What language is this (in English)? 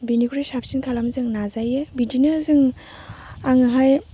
Bodo